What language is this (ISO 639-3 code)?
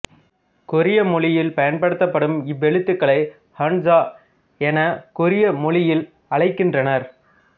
tam